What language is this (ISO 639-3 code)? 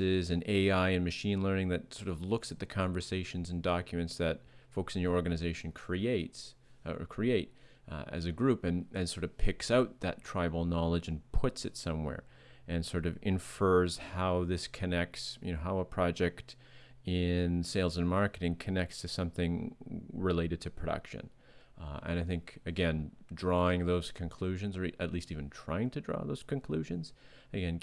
eng